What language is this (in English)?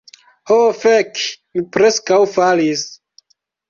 Esperanto